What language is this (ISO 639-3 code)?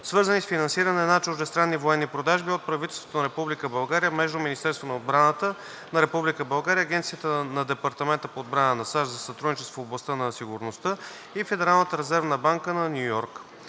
bul